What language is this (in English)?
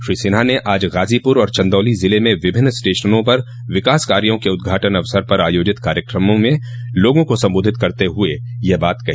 Hindi